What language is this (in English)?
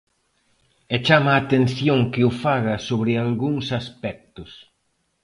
Galician